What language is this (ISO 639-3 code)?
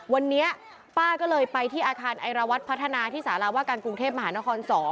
tha